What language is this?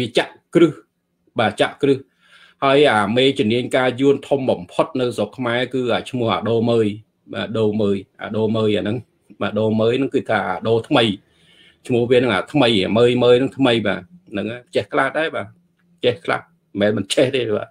Vietnamese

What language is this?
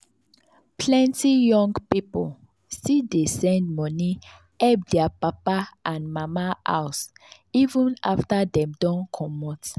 Nigerian Pidgin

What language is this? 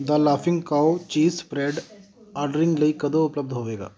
Punjabi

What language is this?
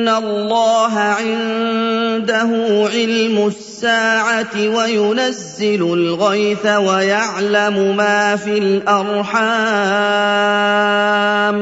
Arabic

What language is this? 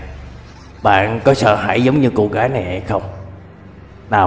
Vietnamese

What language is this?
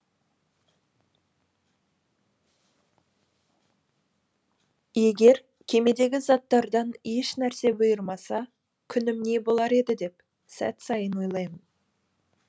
Kazakh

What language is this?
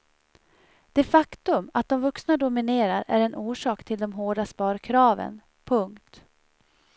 Swedish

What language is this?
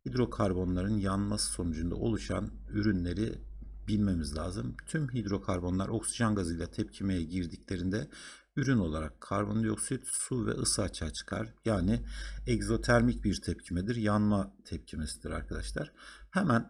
Turkish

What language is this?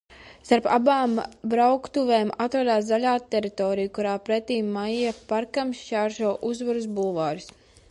Latvian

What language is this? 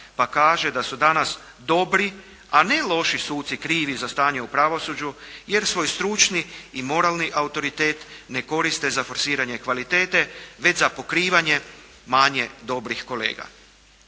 Croatian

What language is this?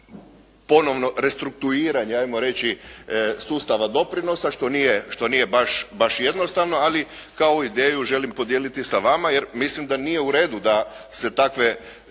Croatian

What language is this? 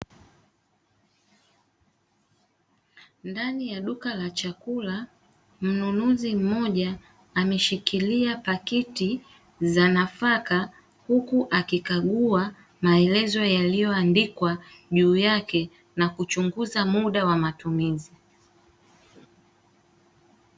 Swahili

